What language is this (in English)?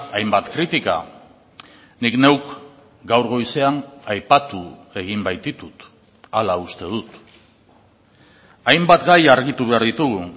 Basque